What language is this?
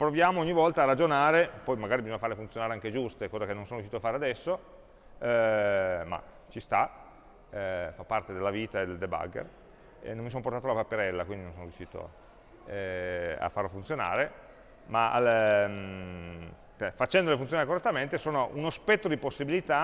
Italian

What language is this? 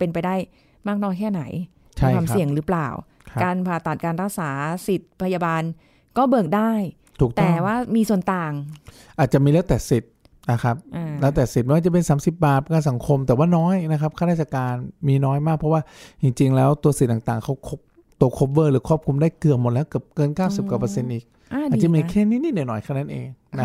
Thai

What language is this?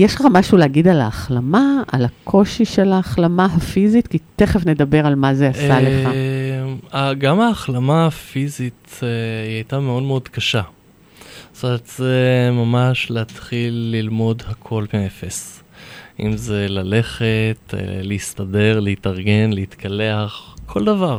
Hebrew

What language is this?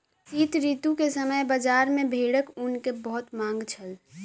Maithili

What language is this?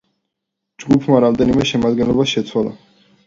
Georgian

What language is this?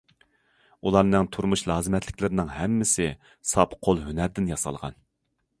Uyghur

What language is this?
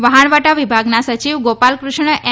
Gujarati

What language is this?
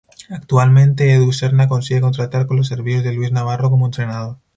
Spanish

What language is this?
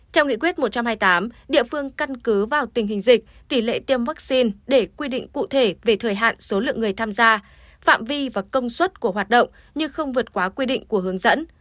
Vietnamese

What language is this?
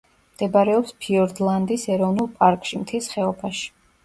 Georgian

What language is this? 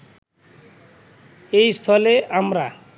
Bangla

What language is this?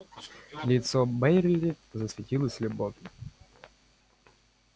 Russian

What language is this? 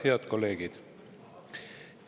Estonian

